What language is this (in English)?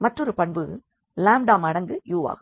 Tamil